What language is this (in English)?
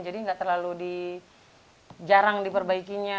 Indonesian